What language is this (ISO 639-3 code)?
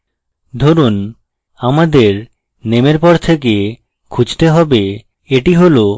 ben